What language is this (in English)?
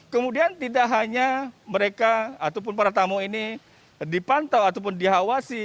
Indonesian